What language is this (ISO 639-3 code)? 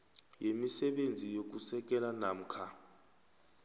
nbl